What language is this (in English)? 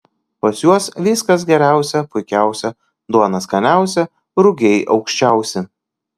Lithuanian